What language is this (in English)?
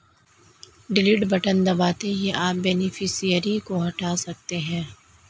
Hindi